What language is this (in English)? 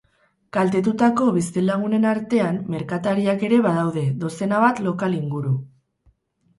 Basque